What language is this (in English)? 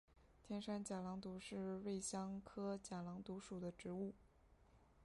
Chinese